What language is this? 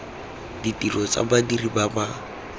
Tswana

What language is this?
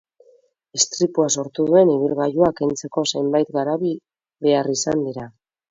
Basque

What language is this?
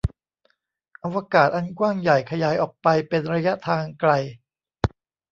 Thai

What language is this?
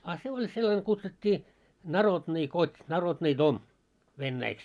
Finnish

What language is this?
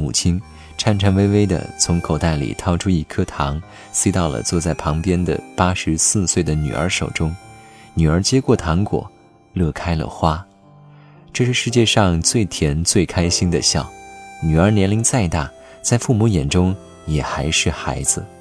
Chinese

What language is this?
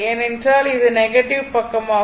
Tamil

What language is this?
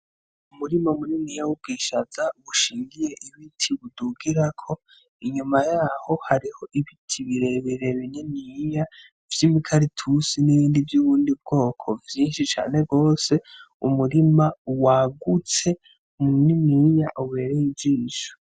Rundi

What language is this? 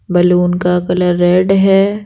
Hindi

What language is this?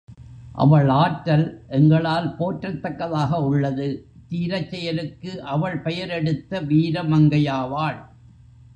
Tamil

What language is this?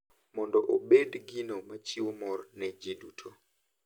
Luo (Kenya and Tanzania)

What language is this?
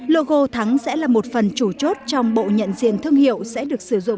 Vietnamese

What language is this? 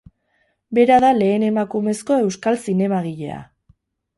Basque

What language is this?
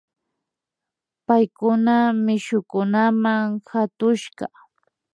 Imbabura Highland Quichua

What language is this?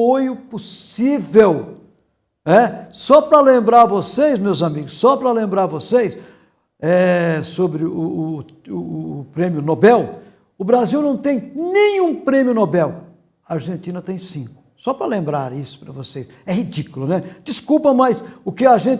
Portuguese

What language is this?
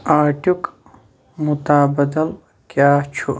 Kashmiri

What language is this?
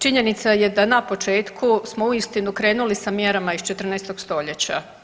Croatian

